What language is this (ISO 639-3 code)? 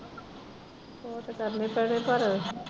pan